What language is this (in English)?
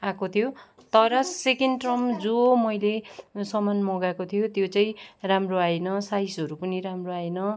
Nepali